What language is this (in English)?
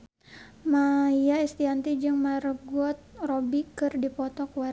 Sundanese